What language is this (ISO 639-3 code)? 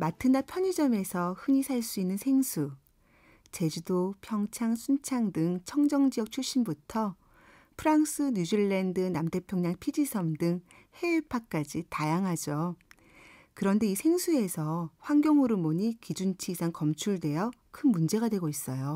kor